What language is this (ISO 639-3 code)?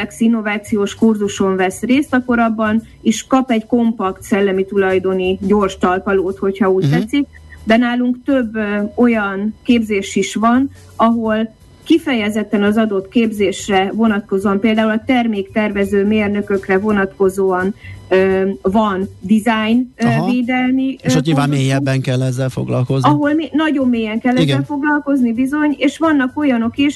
hun